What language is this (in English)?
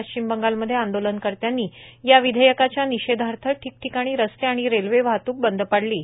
Marathi